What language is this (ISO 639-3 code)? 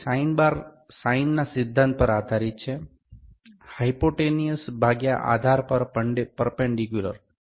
guj